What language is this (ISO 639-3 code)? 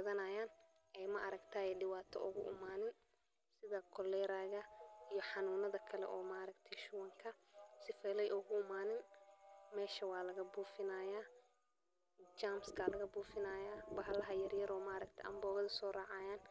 som